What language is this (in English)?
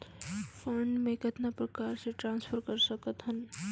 Chhattisgarhi